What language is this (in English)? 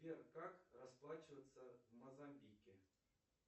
Russian